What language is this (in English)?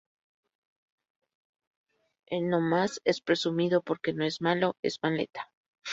Spanish